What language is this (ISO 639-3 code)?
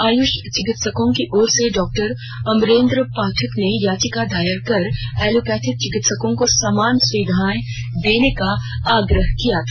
hin